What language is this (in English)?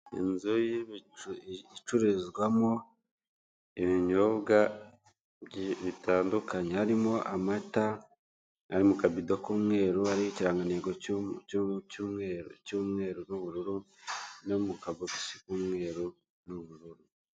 Kinyarwanda